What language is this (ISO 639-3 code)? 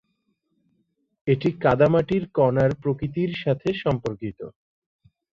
ben